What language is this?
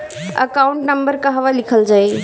Bhojpuri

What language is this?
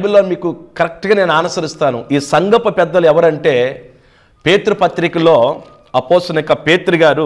Telugu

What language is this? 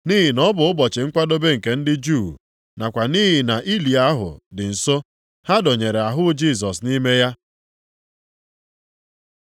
Igbo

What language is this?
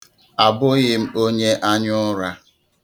Igbo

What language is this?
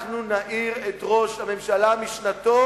Hebrew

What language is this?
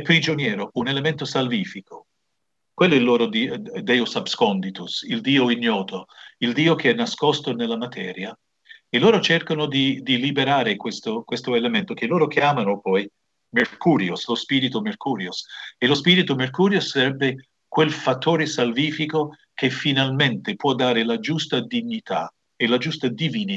Italian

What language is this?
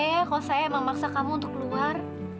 Indonesian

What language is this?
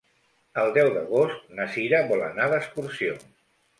Catalan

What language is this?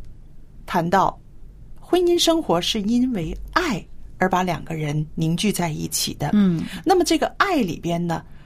Chinese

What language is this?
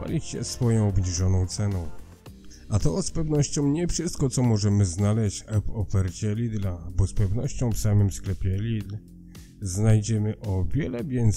Polish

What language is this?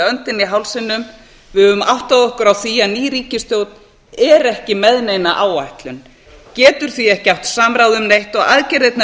Icelandic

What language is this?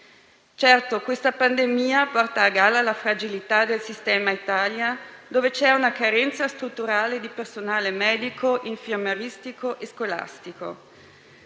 Italian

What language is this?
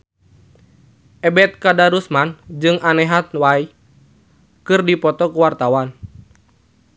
Sundanese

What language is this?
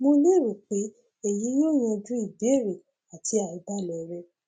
Yoruba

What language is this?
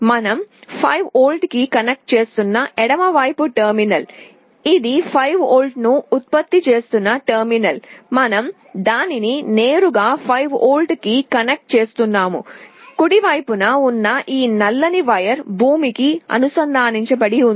Telugu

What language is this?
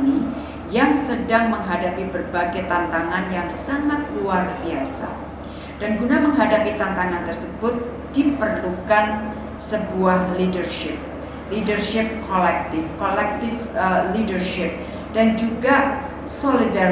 Indonesian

